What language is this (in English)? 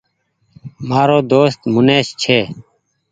Goaria